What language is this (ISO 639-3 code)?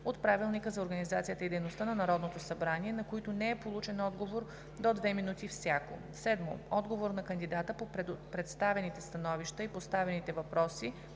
bul